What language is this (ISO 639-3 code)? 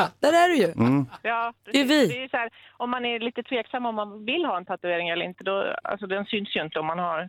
swe